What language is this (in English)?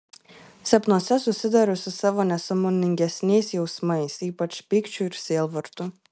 Lithuanian